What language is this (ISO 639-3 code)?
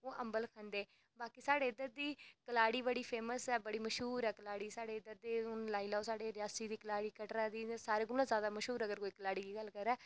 doi